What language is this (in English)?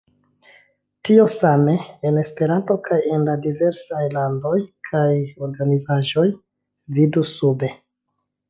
Esperanto